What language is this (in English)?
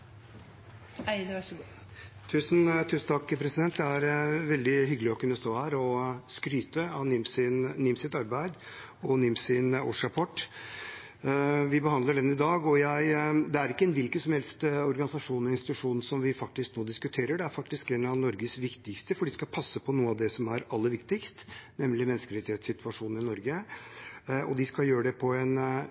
Norwegian Bokmål